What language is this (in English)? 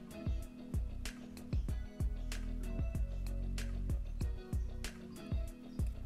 Indonesian